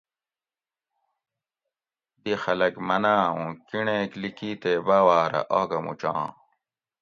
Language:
Gawri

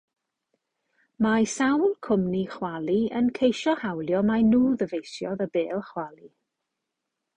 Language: Welsh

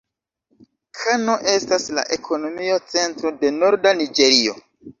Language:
Esperanto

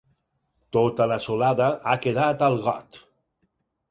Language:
Catalan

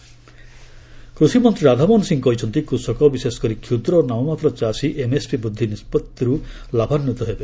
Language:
Odia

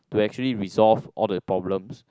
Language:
English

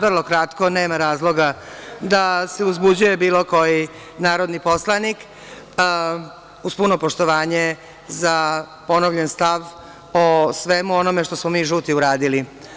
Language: Serbian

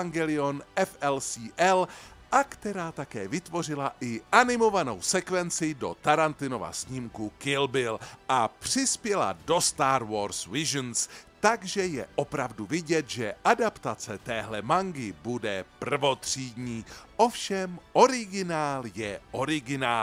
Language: Czech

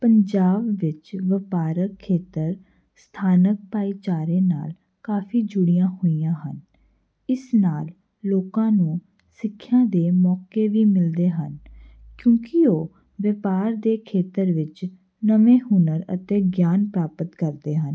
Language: Punjabi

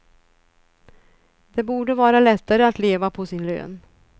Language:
Swedish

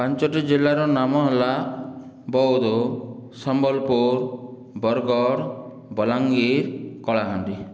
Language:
Odia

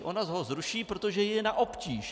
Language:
Czech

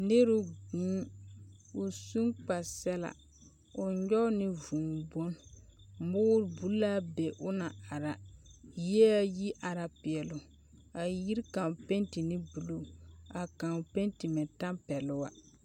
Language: Southern Dagaare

